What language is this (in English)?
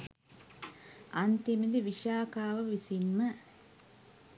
Sinhala